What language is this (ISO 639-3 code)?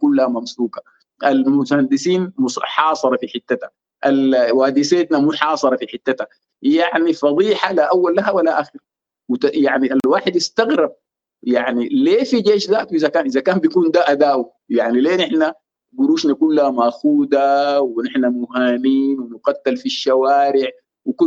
ara